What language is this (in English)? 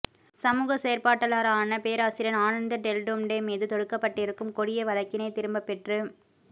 Tamil